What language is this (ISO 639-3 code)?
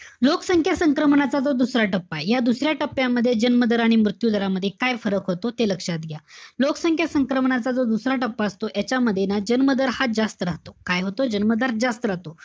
mar